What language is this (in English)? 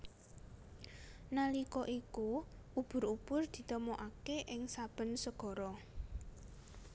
Javanese